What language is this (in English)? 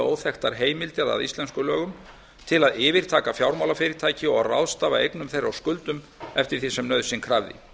Icelandic